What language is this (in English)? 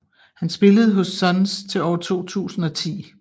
Danish